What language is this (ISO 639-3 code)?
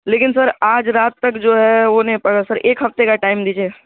urd